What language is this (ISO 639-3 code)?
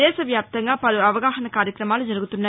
tel